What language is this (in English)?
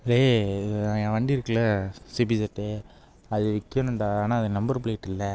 Tamil